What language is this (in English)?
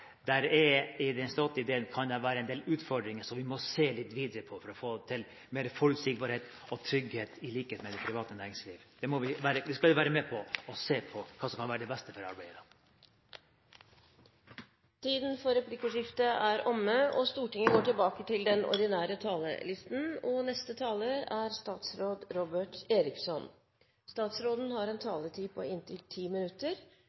Norwegian